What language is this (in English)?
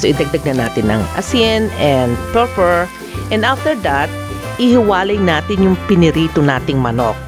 Filipino